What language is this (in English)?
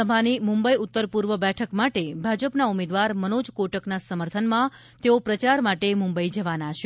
Gujarati